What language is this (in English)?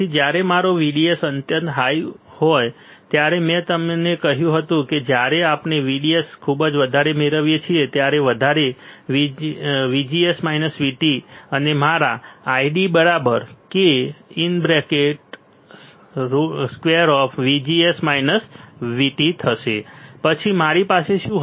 Gujarati